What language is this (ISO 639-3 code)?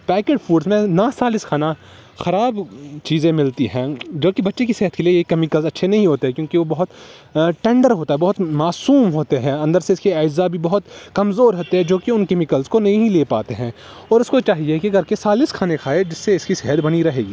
urd